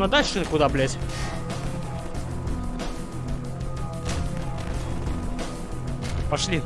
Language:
Russian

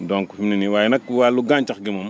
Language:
Wolof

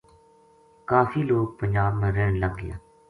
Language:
Gujari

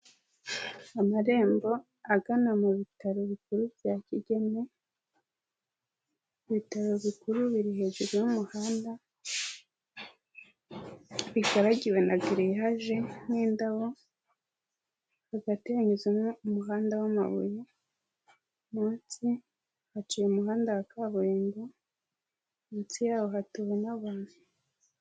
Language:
Kinyarwanda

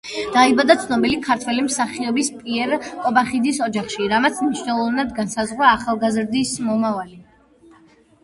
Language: Georgian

